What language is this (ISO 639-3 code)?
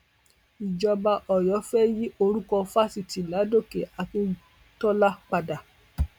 yor